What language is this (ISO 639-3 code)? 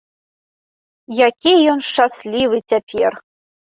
bel